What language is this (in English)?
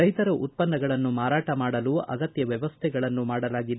Kannada